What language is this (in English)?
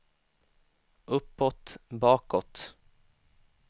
Swedish